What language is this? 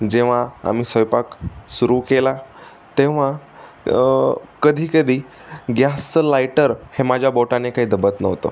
Marathi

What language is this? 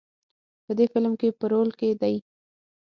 Pashto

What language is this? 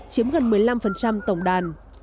Vietnamese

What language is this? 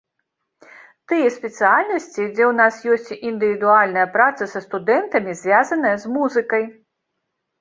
Belarusian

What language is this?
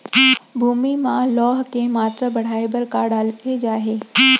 Chhattisgarhi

